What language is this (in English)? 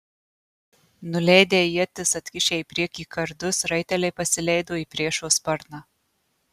Lithuanian